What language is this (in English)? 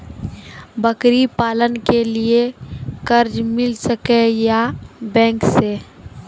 Maithili